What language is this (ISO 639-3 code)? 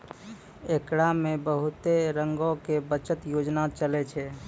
mai